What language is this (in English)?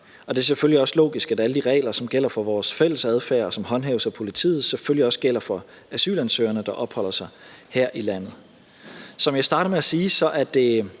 Danish